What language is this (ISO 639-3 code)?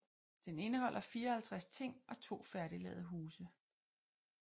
dan